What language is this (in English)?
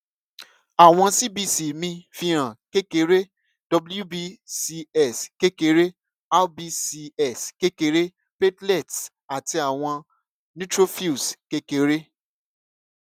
Yoruba